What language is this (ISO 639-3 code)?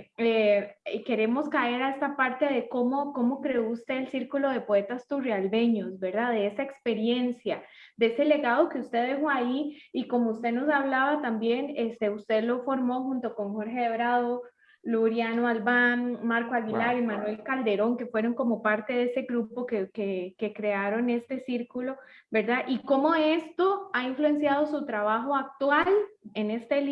spa